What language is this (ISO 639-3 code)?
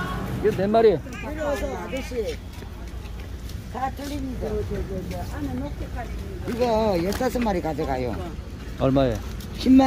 kor